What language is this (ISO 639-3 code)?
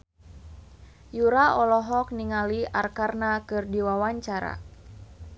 sun